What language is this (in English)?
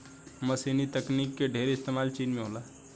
Bhojpuri